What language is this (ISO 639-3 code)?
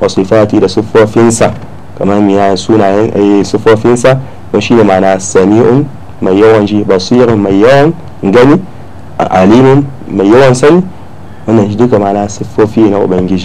ara